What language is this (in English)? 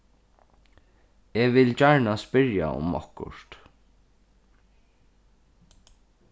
Faroese